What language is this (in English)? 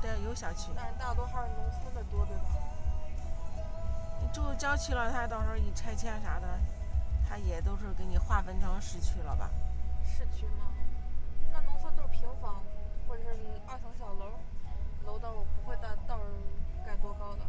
Chinese